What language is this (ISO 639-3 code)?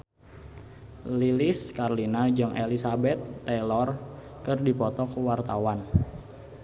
sun